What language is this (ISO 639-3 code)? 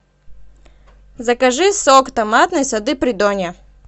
rus